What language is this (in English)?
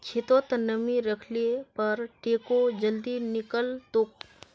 Magahi